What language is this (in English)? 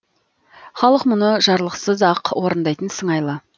Kazakh